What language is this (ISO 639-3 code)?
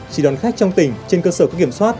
vie